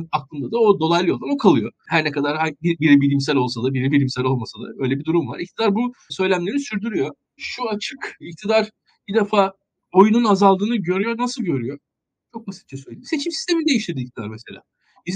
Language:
Turkish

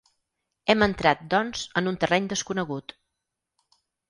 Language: Catalan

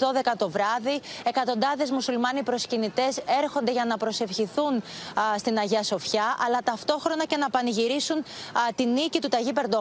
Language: Greek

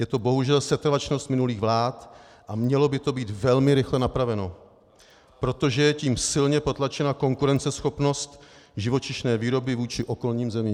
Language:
Czech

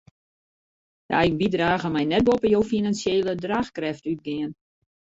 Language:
Western Frisian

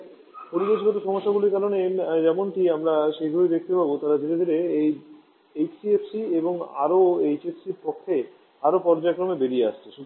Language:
Bangla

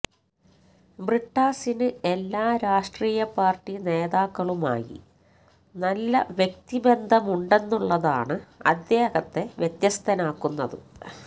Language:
Malayalam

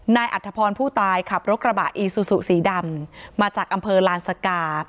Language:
Thai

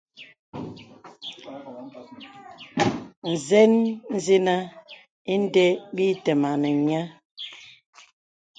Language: Bebele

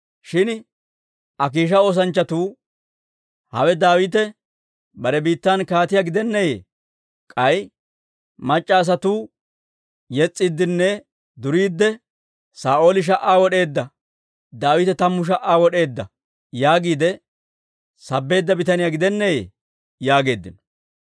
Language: Dawro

